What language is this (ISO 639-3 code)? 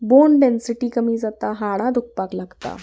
kok